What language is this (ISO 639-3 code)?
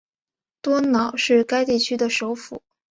zho